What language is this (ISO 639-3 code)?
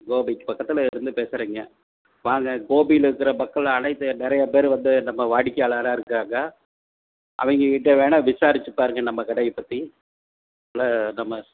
tam